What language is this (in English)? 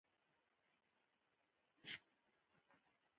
Pashto